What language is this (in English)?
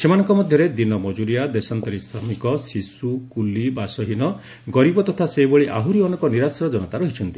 Odia